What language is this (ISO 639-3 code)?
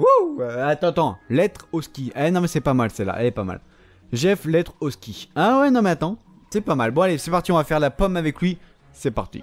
fra